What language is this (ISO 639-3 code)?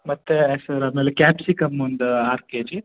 kan